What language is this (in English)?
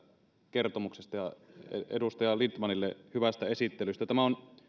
Finnish